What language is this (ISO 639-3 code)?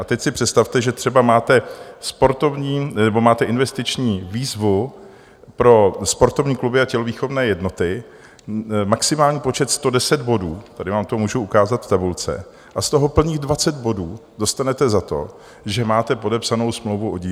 ces